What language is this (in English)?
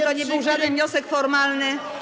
Polish